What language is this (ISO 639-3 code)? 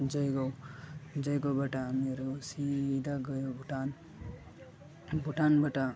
nep